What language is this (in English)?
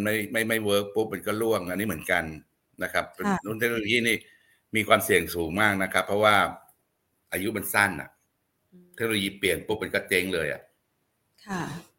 Thai